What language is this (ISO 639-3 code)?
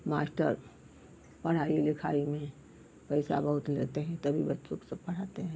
hin